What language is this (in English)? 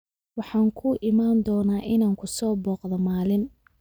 Somali